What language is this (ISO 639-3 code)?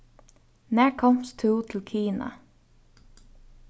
fao